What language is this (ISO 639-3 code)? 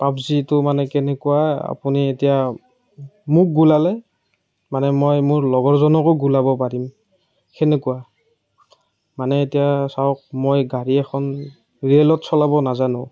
asm